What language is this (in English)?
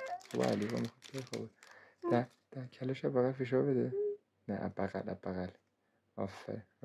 Persian